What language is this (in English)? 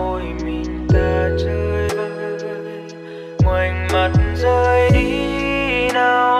Vietnamese